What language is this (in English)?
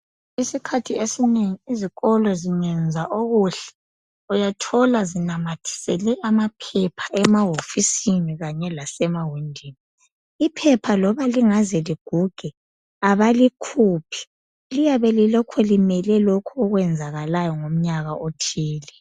North Ndebele